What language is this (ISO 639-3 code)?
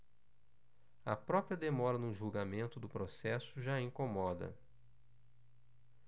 por